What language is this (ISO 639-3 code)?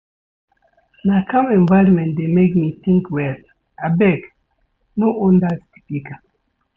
pcm